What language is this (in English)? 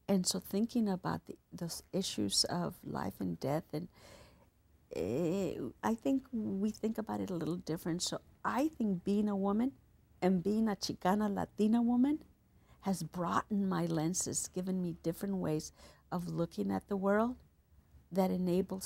English